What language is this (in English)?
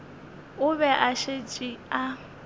Northern Sotho